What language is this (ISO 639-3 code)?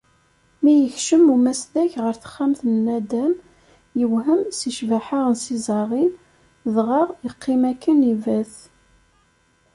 kab